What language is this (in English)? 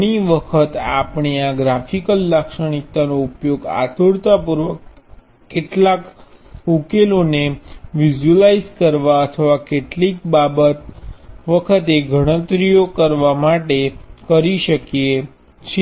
Gujarati